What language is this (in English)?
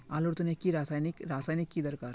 Magahi